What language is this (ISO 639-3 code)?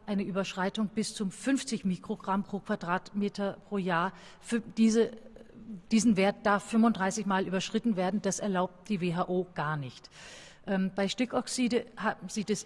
deu